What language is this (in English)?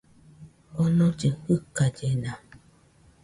Nüpode Huitoto